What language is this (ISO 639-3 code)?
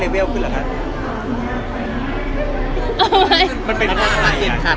tha